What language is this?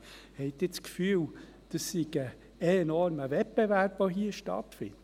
Swiss German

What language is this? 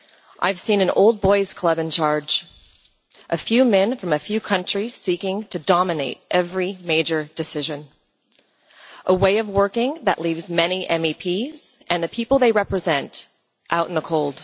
English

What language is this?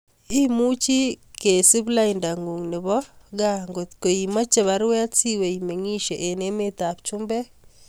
Kalenjin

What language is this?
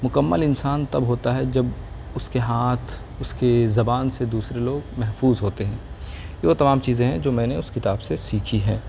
Urdu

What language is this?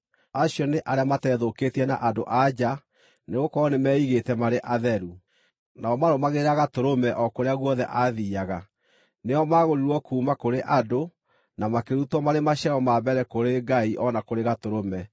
Kikuyu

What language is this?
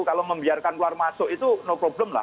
Indonesian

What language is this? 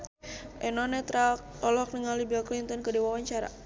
Sundanese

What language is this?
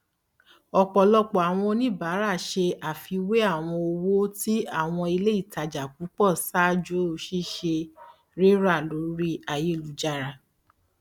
Yoruba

